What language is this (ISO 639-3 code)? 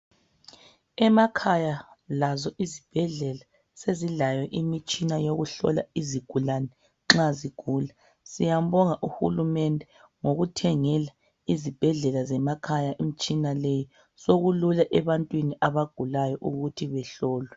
nde